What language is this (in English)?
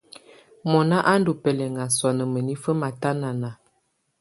Tunen